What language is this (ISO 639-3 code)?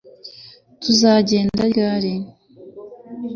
kin